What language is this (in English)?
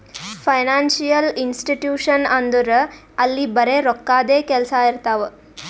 Kannada